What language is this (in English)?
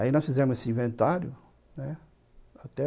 Portuguese